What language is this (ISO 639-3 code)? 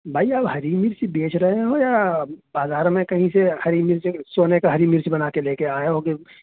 urd